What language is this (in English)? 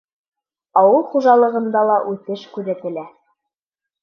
Bashkir